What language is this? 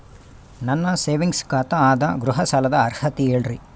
Kannada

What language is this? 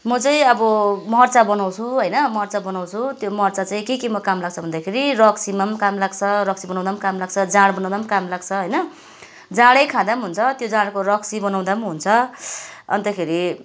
Nepali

